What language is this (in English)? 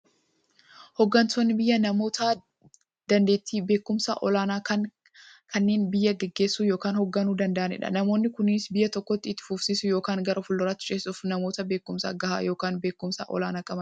Oromo